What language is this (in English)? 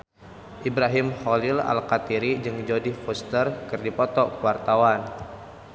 Sundanese